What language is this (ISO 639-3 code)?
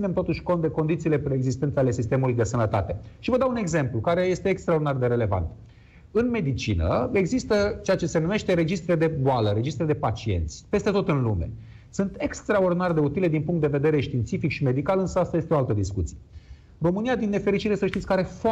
ron